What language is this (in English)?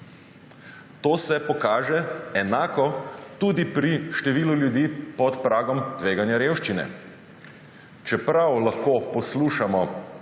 Slovenian